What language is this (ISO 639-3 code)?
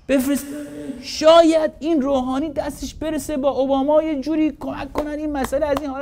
fas